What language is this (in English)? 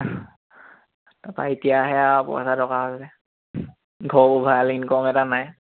Assamese